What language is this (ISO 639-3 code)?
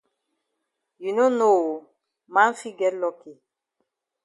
wes